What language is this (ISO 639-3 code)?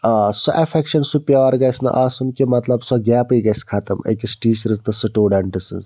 kas